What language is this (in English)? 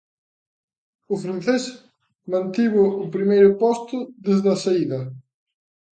Galician